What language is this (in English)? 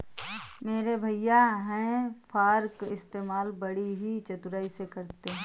Hindi